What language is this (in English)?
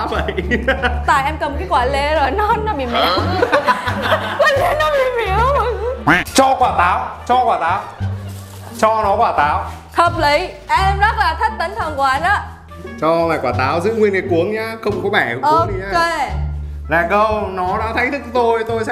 Vietnamese